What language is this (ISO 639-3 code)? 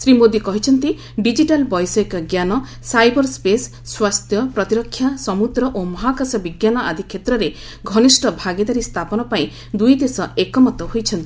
ori